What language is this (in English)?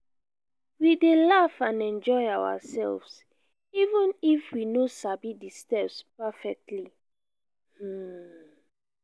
Nigerian Pidgin